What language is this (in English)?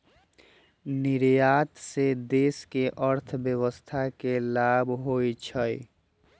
Magahi